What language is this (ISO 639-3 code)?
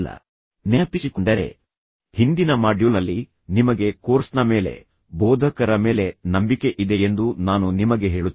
kan